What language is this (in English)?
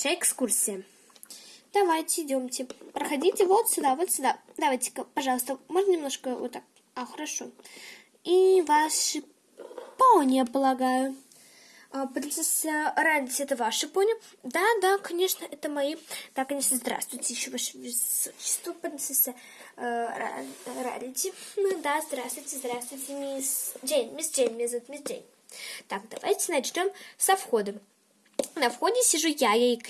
Russian